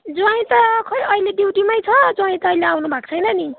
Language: Nepali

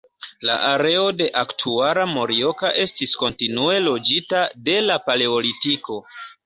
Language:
Esperanto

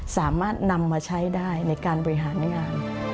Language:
Thai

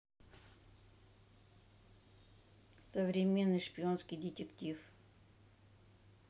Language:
Russian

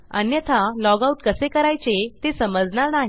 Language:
Marathi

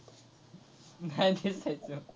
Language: Marathi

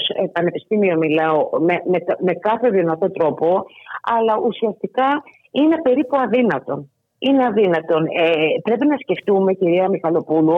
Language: Greek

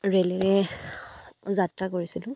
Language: Assamese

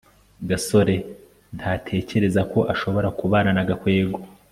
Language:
Kinyarwanda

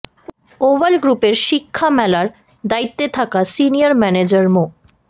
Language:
Bangla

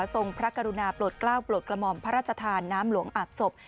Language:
Thai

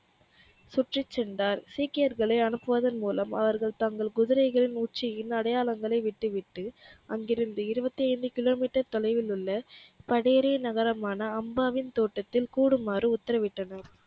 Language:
Tamil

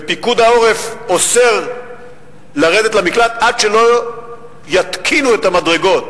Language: Hebrew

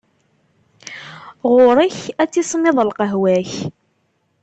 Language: Kabyle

